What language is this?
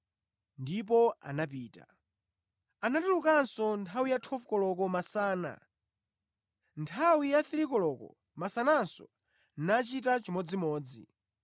Nyanja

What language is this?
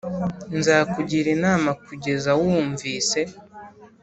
Kinyarwanda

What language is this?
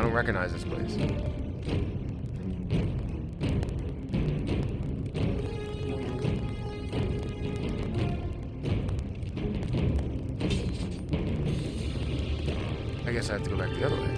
English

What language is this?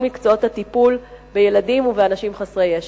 Hebrew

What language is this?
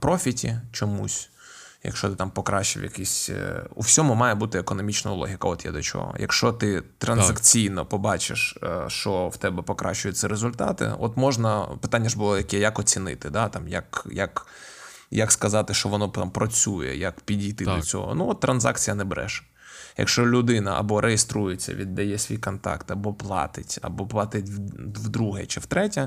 Ukrainian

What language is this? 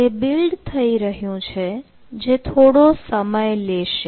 Gujarati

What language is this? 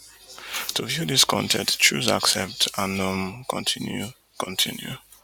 Nigerian Pidgin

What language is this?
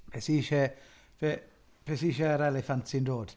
Welsh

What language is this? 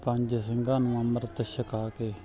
Punjabi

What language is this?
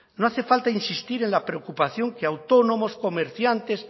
Spanish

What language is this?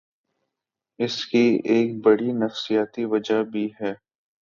Urdu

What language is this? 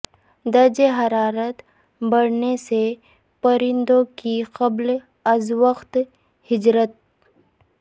Urdu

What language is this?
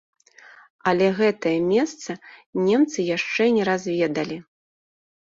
Belarusian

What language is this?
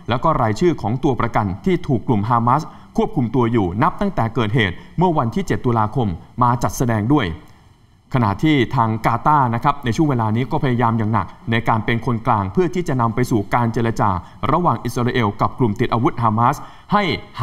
Thai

